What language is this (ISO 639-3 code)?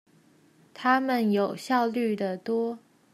zho